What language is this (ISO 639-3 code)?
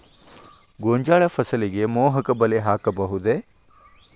kan